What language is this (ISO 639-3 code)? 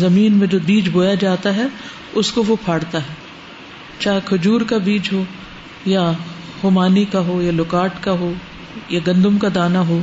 urd